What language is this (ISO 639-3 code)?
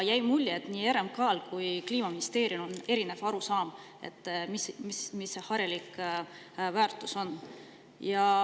est